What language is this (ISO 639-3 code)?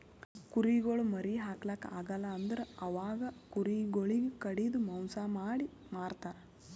kan